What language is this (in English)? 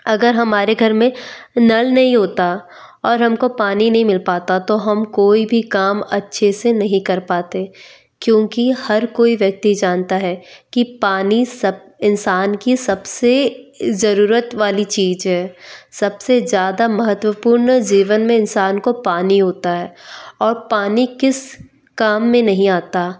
Hindi